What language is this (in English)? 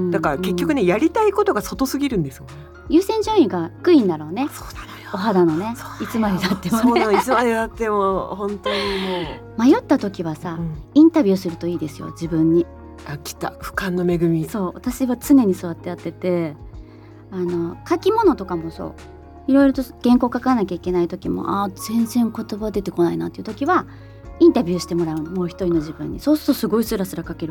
Japanese